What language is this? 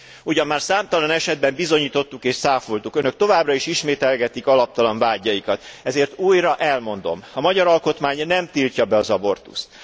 Hungarian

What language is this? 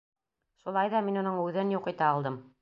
Bashkir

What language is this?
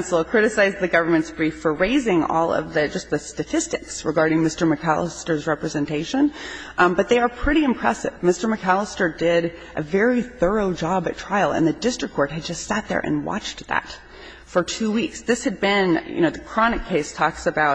English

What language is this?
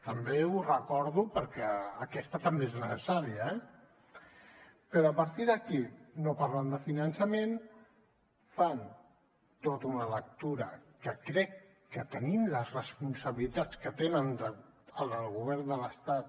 Catalan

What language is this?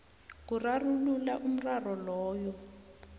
South Ndebele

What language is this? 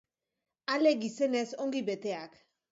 Basque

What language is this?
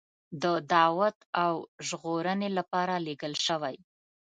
Pashto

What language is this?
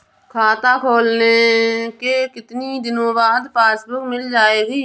Hindi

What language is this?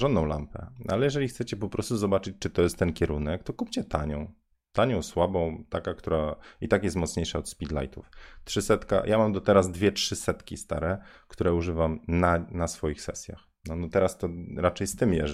Polish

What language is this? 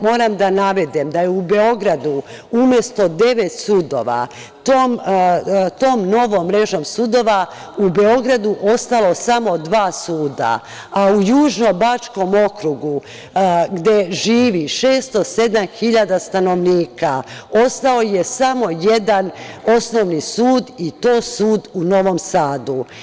Serbian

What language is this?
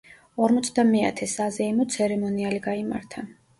Georgian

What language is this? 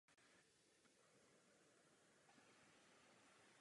Czech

